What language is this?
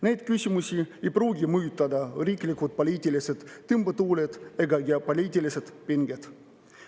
Estonian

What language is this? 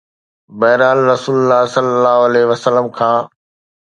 Sindhi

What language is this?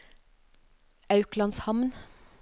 Norwegian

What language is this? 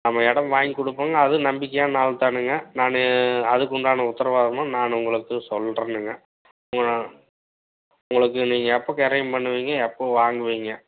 Tamil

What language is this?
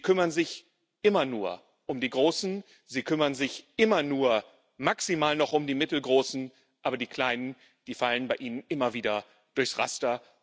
German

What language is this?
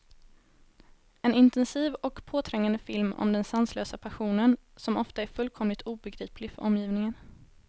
Swedish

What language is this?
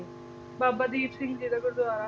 Punjabi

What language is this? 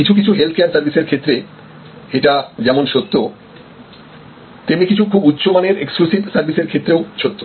Bangla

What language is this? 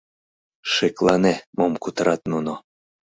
Mari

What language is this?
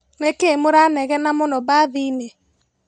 Kikuyu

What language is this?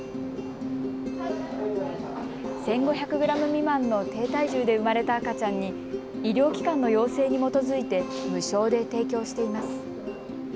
Japanese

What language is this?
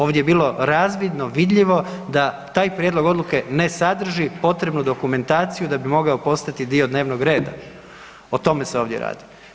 Croatian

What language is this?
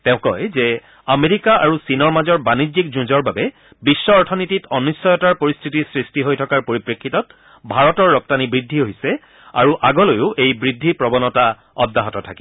Assamese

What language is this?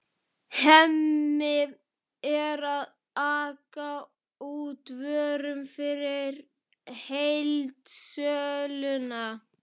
Icelandic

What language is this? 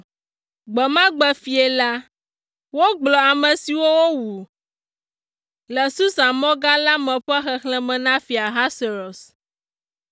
Ewe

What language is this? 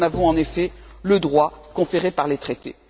French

